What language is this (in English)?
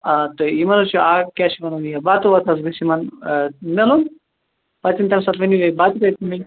Kashmiri